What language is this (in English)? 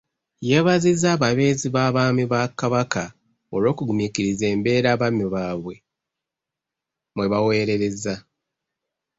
Ganda